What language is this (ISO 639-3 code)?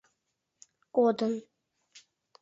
chm